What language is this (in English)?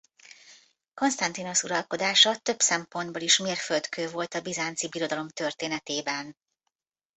Hungarian